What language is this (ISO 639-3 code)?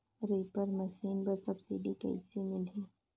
hne